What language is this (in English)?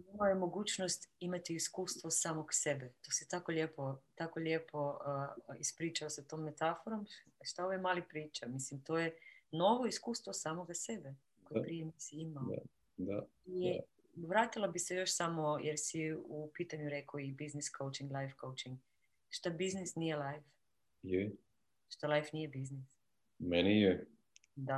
Croatian